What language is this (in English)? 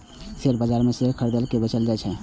Maithili